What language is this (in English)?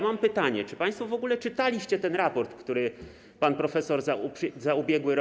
Polish